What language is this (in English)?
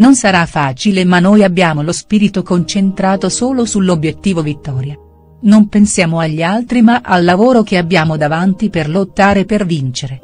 Italian